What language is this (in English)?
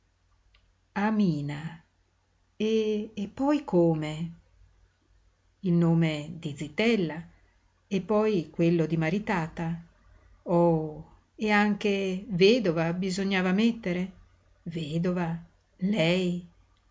Italian